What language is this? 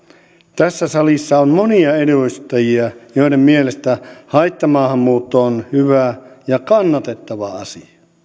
Finnish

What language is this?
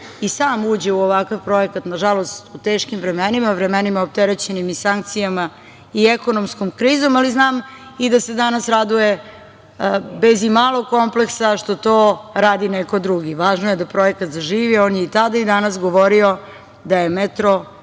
Serbian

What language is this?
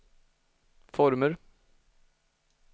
Swedish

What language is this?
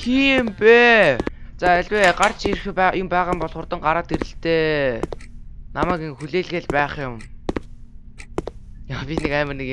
Dutch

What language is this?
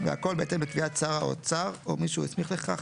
Hebrew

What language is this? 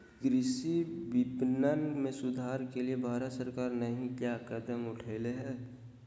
Magahi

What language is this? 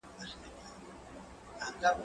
Pashto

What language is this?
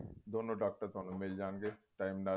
Punjabi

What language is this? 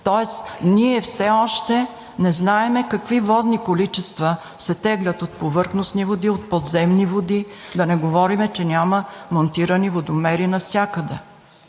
Bulgarian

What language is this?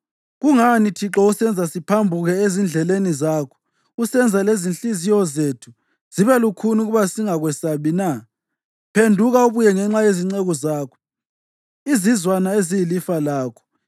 North Ndebele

